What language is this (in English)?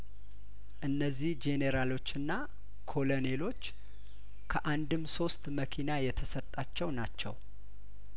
Amharic